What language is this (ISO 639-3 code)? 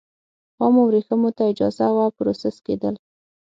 pus